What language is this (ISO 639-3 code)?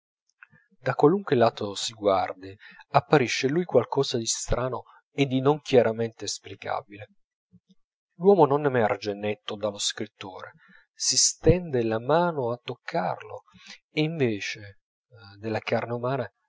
ita